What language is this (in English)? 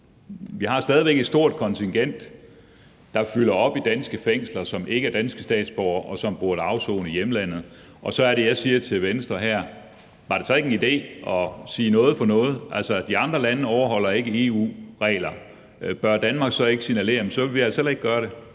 Danish